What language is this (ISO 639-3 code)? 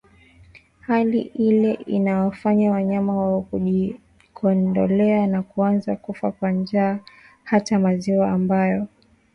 swa